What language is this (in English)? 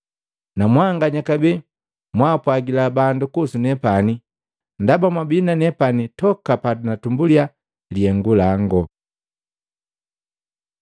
Matengo